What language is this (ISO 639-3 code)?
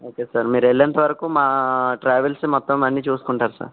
tel